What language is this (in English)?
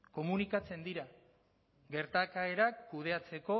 Basque